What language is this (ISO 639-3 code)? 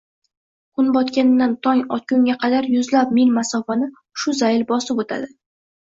uzb